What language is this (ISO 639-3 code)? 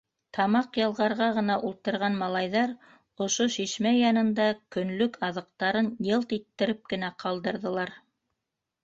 bak